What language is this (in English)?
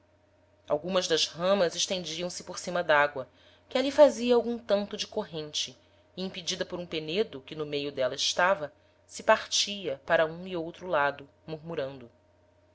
Portuguese